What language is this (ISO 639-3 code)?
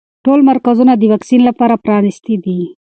pus